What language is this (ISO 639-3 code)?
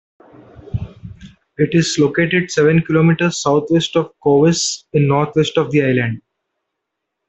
eng